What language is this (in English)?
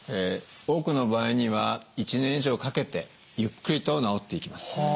Japanese